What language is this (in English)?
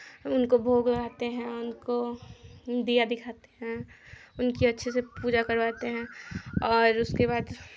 Hindi